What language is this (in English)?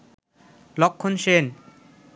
Bangla